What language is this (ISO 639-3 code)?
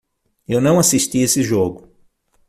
por